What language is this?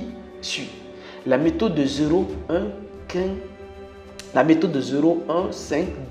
French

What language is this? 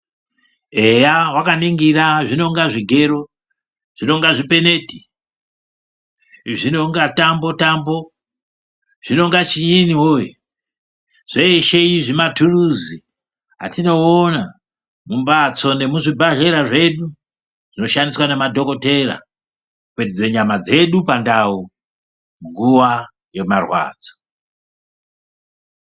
Ndau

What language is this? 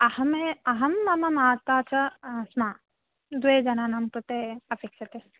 Sanskrit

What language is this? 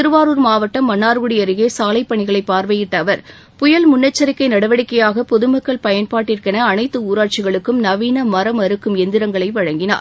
Tamil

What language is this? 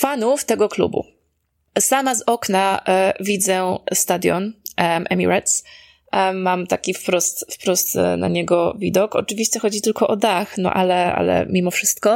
Polish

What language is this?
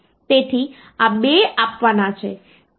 Gujarati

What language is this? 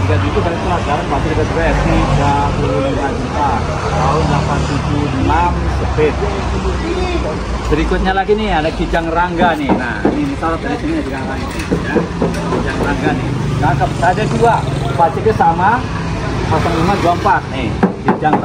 Indonesian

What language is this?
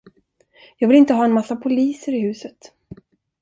Swedish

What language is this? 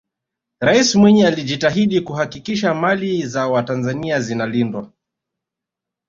Swahili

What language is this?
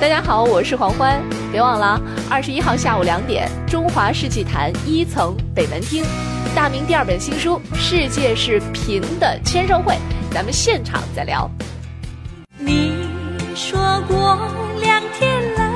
Chinese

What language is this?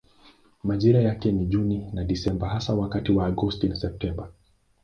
Swahili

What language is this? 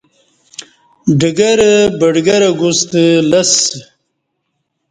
Kati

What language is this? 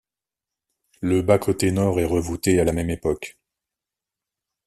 French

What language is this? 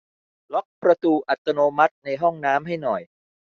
Thai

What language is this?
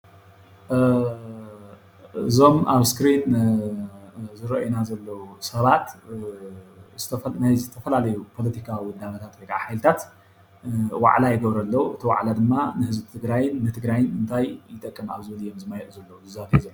Tigrinya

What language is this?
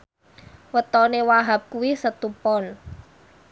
Javanese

